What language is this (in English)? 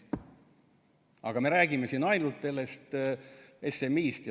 Estonian